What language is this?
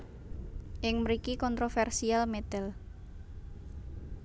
Javanese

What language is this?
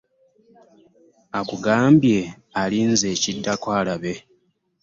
Ganda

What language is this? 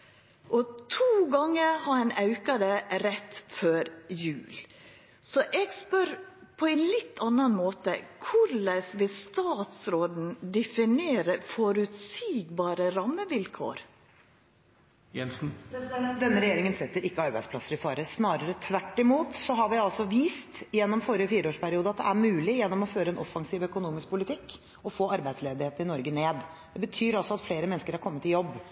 Norwegian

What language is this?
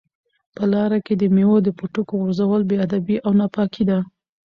Pashto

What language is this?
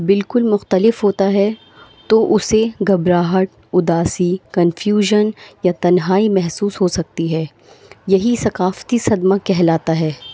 Urdu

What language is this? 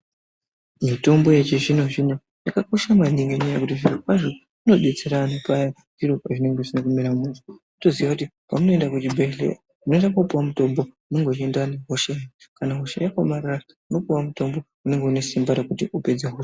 Ndau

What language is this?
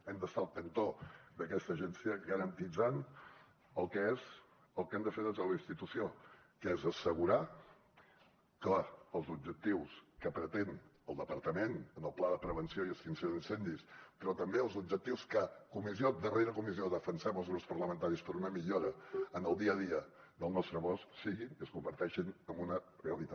Catalan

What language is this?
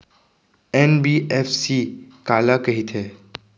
Chhattisgarhi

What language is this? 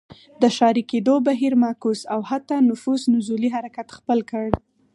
Pashto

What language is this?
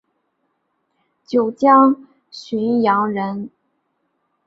Chinese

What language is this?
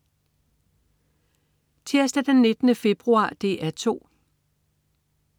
Danish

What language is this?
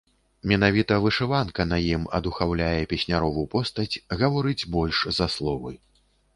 Belarusian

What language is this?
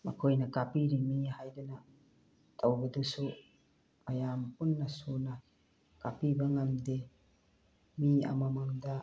Manipuri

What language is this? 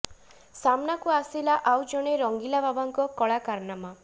Odia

